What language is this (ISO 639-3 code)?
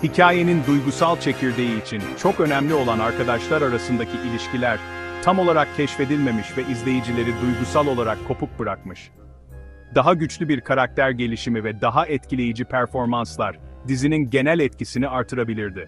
tur